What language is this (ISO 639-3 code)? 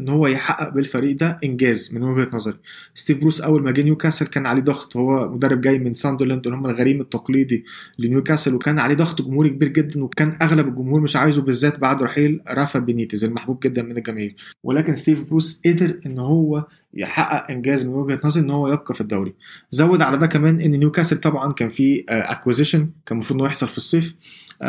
ara